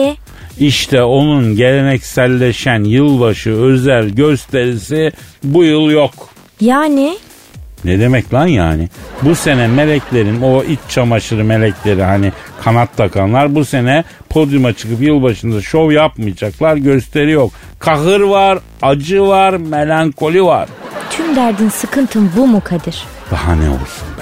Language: Turkish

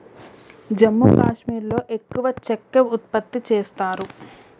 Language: Telugu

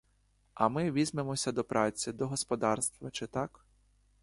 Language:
Ukrainian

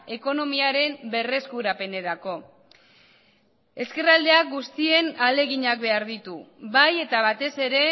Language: Basque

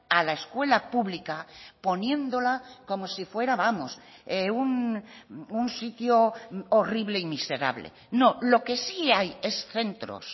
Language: Spanish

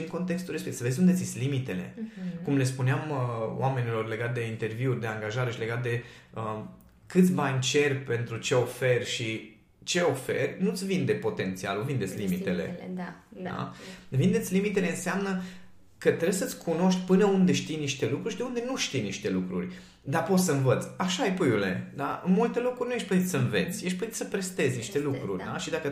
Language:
Romanian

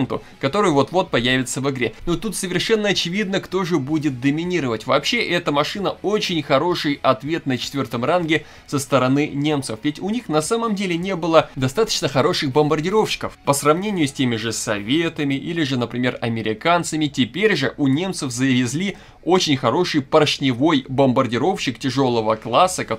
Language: Russian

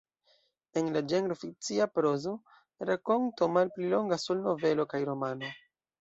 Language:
Esperanto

